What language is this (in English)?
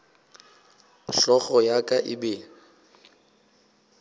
Northern Sotho